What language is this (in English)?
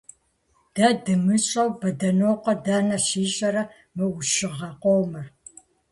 Kabardian